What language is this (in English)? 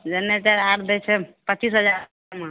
Maithili